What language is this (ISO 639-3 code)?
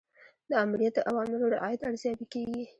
pus